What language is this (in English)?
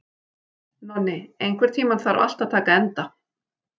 Icelandic